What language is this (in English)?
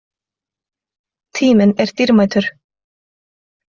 Icelandic